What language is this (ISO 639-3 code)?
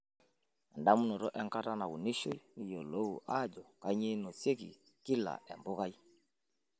mas